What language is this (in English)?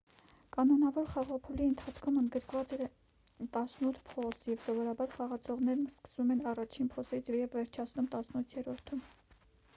Armenian